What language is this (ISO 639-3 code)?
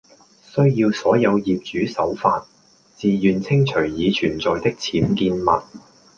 yue